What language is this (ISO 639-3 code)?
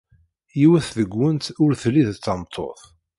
kab